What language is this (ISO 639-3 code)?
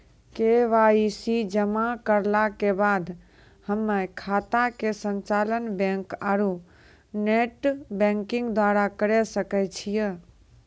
mai